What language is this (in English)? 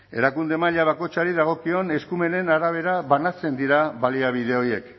Basque